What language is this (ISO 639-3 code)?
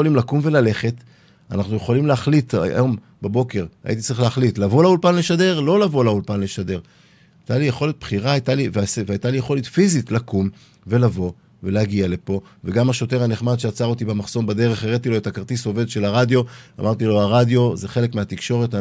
heb